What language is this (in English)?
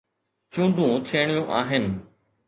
Sindhi